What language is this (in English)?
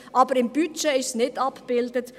Swiss German